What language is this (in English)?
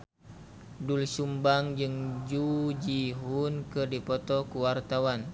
Sundanese